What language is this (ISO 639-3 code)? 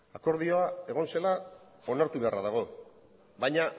eus